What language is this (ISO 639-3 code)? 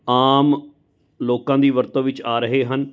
pan